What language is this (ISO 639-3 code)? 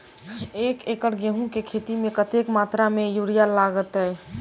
mai